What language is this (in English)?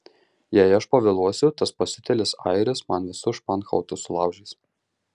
Lithuanian